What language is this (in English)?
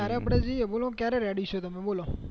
Gujarati